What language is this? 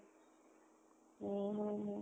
Odia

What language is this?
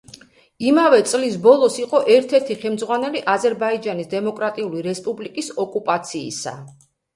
Georgian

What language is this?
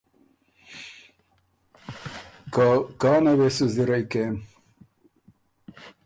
Ormuri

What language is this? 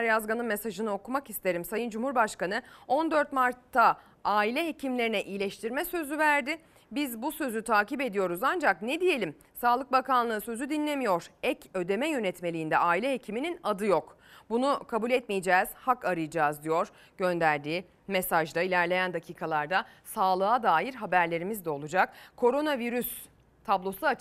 Turkish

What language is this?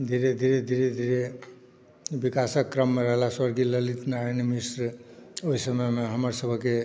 Maithili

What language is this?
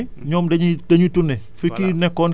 Wolof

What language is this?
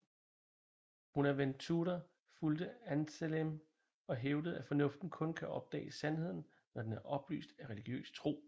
Danish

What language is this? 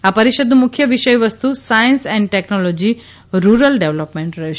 Gujarati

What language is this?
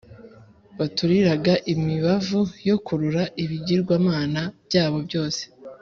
Kinyarwanda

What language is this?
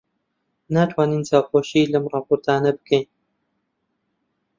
Central Kurdish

